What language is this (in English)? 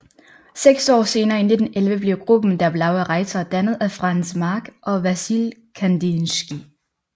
Danish